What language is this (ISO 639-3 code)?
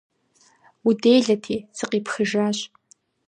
kbd